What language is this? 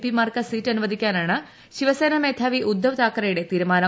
Malayalam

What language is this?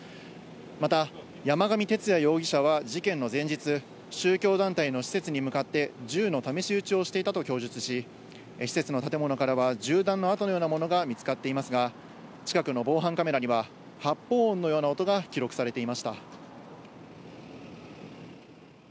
Japanese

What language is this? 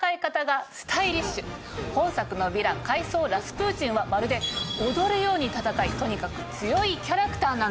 Japanese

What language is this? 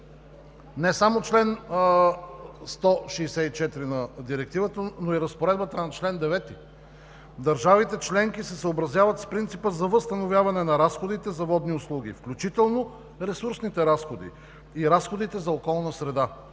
Bulgarian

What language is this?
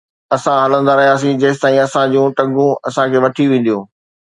Sindhi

